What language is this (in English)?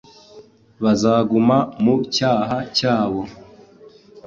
Kinyarwanda